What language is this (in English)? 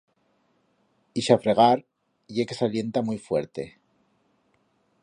Aragonese